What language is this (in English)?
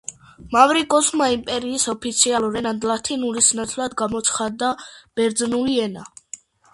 Georgian